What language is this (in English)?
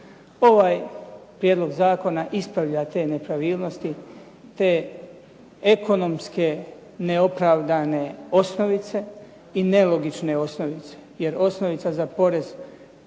Croatian